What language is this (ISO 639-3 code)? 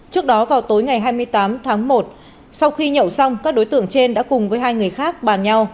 vie